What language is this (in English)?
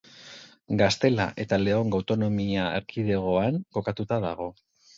Basque